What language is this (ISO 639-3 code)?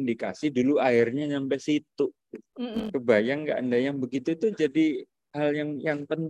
ind